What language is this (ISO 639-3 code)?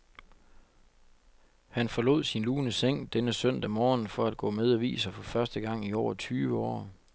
dan